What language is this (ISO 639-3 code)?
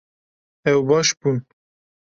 kur